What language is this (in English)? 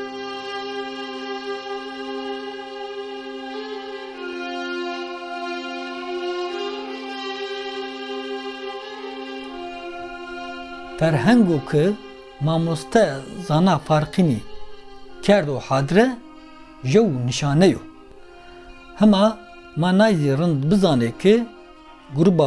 Turkish